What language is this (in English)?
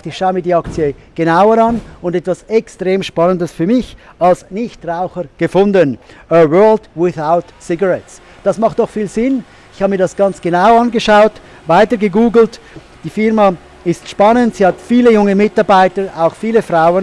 German